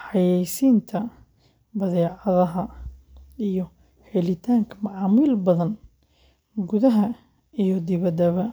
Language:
Somali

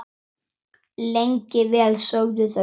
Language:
Icelandic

